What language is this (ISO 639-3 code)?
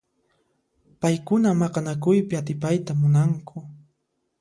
qxp